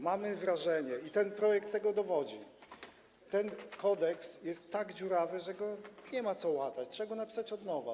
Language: Polish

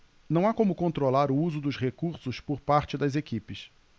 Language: Portuguese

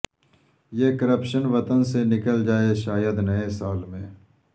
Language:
Urdu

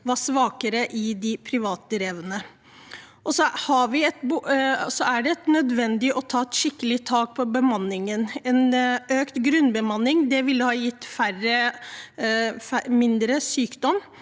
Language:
Norwegian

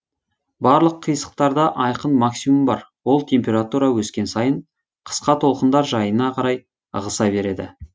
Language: Kazakh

